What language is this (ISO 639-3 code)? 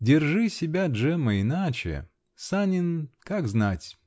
rus